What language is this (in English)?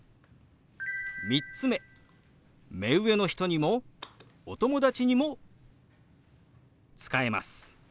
Japanese